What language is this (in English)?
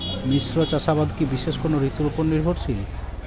Bangla